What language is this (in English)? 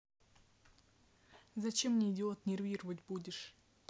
Russian